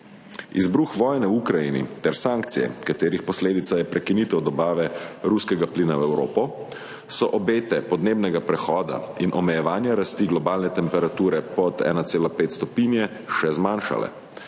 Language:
Slovenian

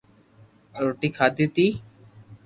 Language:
Loarki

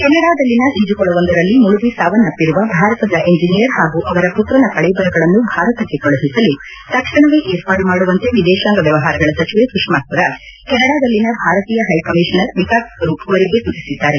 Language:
Kannada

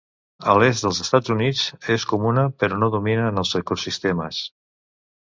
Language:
Catalan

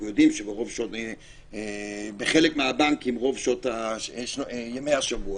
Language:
Hebrew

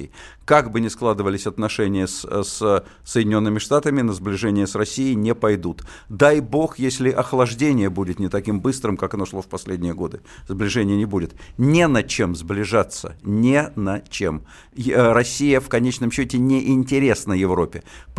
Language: Russian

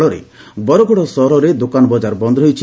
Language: Odia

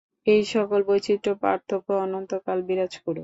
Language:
Bangla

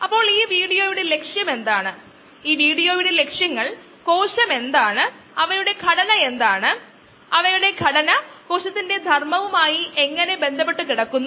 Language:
Malayalam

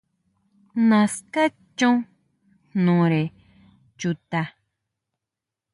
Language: Huautla Mazatec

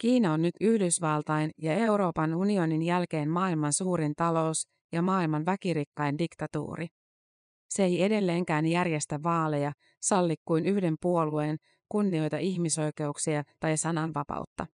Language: Finnish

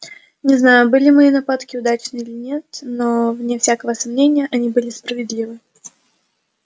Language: Russian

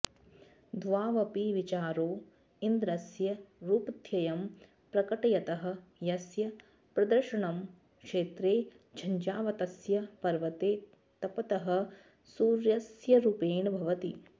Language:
Sanskrit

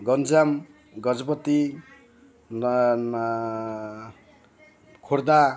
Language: Odia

